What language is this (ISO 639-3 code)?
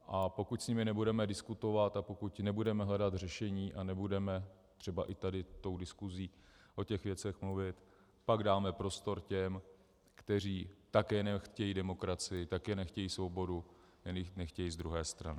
ces